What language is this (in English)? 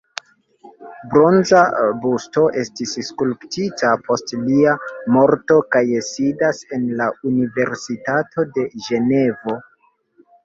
Esperanto